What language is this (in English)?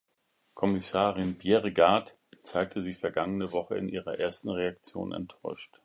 German